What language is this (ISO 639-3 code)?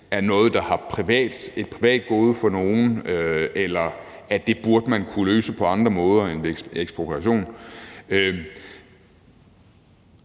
dan